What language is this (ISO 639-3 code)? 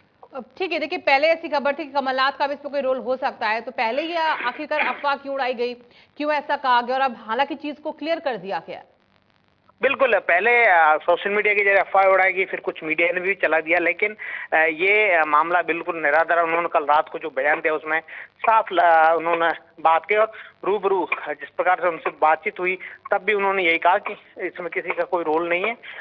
hin